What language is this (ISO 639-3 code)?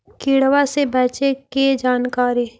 mag